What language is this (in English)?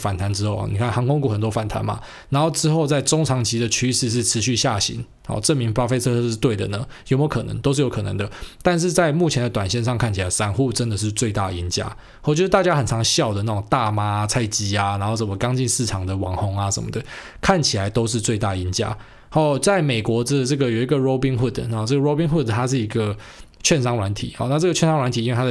Chinese